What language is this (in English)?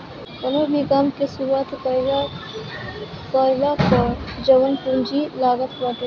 Bhojpuri